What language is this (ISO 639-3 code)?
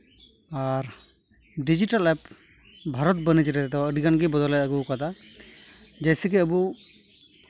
sat